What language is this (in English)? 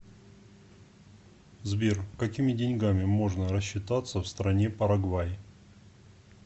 Russian